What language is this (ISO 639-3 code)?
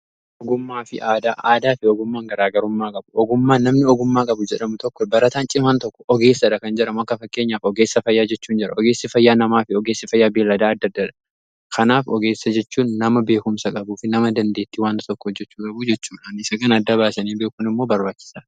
orm